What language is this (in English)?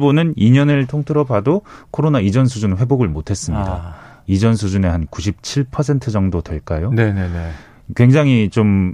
Korean